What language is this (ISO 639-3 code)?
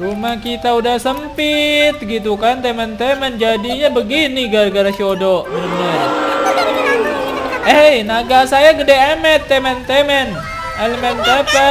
ind